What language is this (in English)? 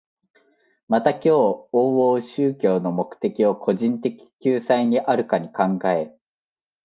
Japanese